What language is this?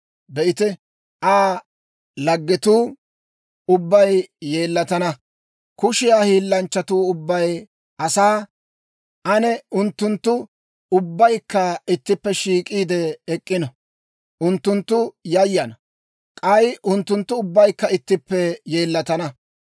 Dawro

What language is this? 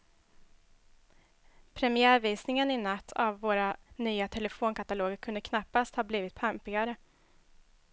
Swedish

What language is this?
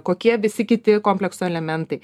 Lithuanian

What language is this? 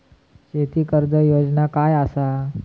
Marathi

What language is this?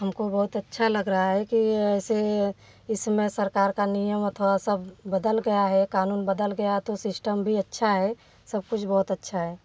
Hindi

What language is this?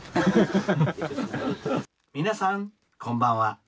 Japanese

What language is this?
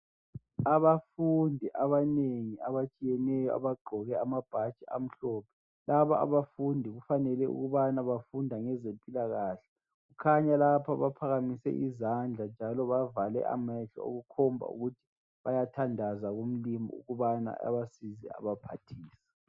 North Ndebele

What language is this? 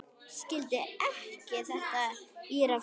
Icelandic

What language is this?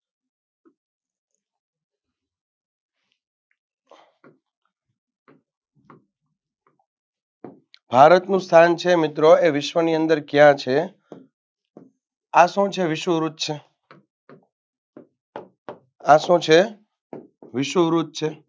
Gujarati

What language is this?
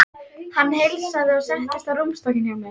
Icelandic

